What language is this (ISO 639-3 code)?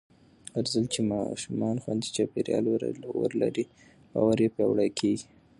pus